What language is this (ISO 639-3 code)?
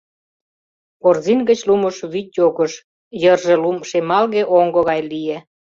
chm